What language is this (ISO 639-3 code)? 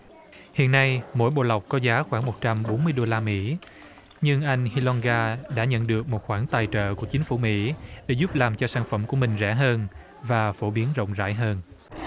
vie